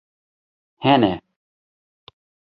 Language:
Kurdish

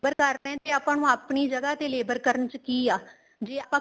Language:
Punjabi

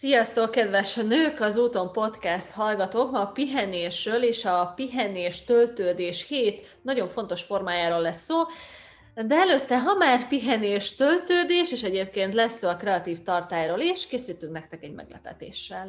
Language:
Hungarian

